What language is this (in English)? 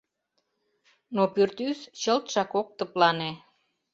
Mari